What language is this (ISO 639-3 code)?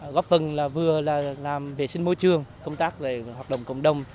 vie